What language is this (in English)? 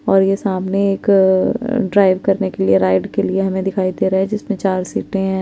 Hindi